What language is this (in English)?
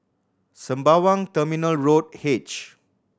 English